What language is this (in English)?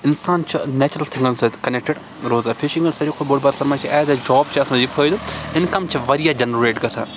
Kashmiri